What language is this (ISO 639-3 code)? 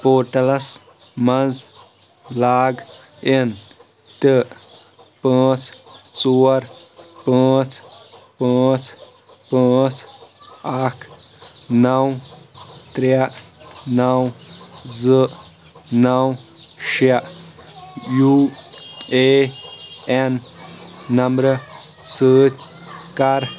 kas